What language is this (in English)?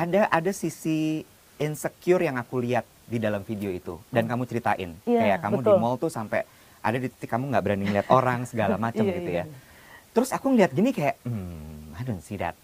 Indonesian